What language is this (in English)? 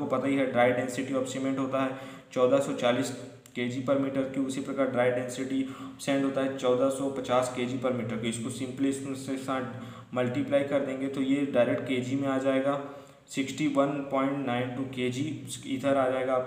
Hindi